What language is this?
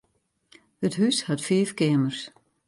Western Frisian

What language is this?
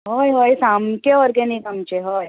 Konkani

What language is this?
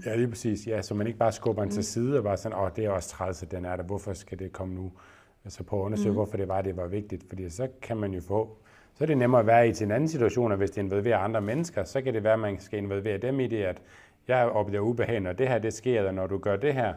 Danish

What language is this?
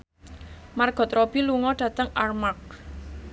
Javanese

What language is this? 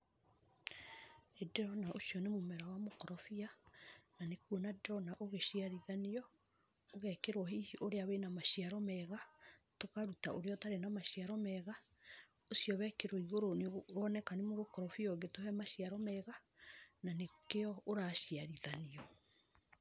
Kikuyu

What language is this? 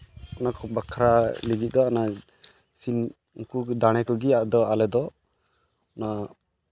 Santali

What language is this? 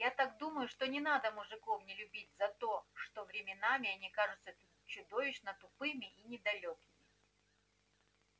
Russian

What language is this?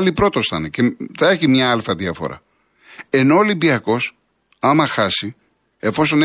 Greek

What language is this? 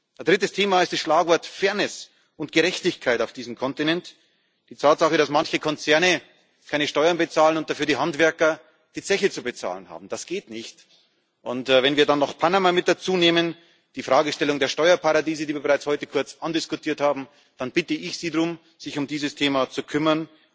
German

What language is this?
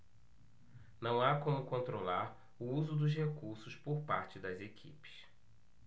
Portuguese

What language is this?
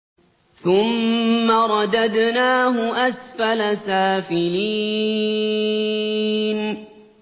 Arabic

